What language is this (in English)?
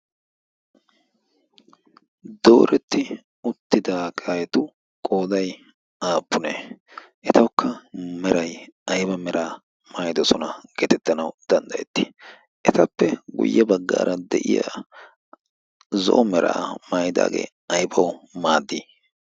Wolaytta